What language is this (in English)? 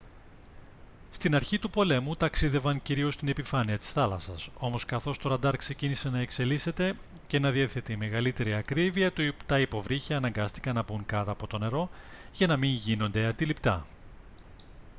Greek